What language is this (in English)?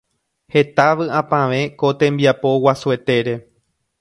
Guarani